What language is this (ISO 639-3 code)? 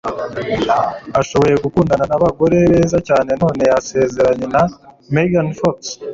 kin